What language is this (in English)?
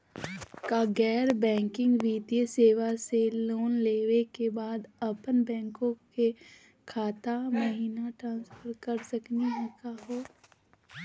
Magahi